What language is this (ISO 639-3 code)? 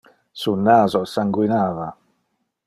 ina